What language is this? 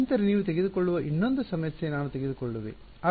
Kannada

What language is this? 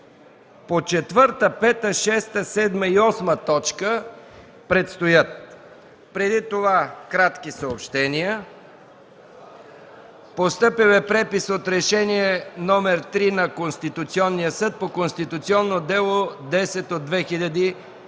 Bulgarian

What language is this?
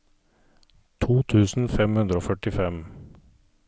Norwegian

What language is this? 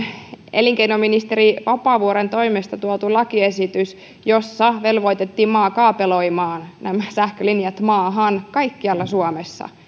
Finnish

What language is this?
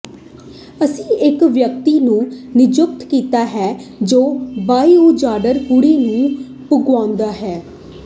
Punjabi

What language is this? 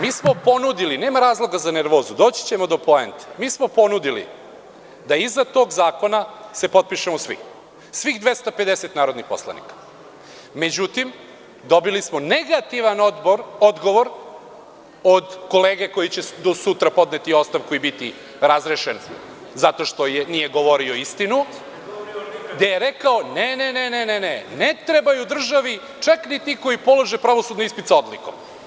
Serbian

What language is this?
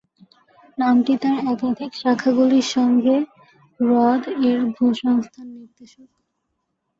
Bangla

